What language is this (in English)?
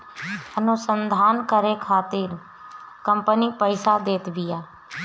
Bhojpuri